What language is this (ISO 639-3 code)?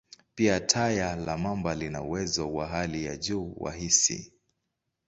swa